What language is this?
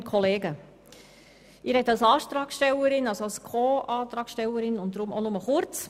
Swiss German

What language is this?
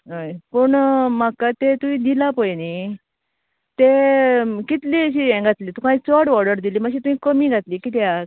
Konkani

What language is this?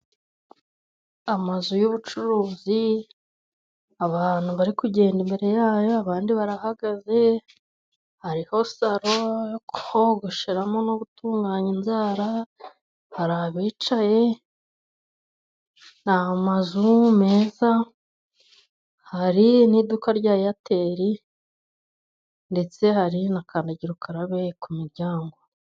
Kinyarwanda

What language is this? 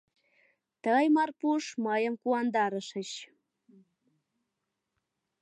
Mari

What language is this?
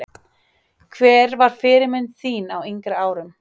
Icelandic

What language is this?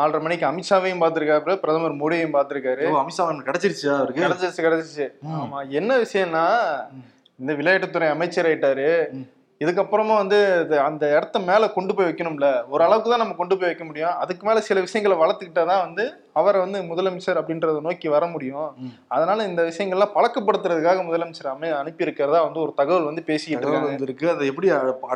Tamil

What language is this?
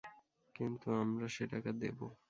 Bangla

